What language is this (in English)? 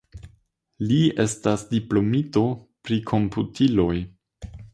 Esperanto